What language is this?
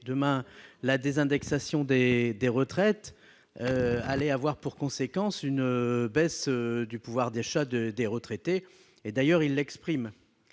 French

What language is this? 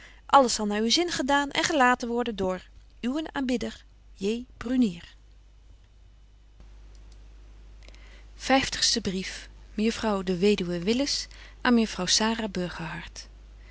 Dutch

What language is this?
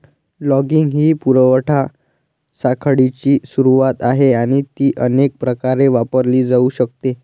Marathi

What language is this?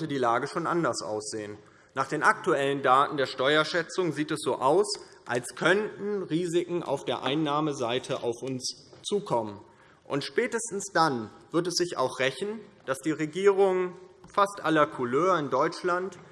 German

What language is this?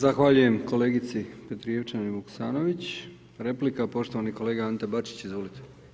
Croatian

